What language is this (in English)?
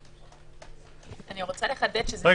Hebrew